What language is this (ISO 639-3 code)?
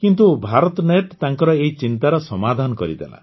ori